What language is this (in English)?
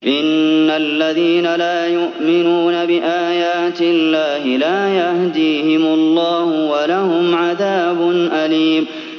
Arabic